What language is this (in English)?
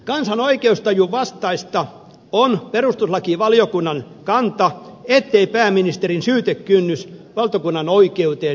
Finnish